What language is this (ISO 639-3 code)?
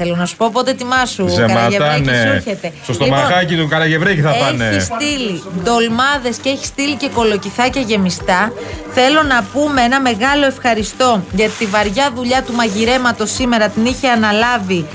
ell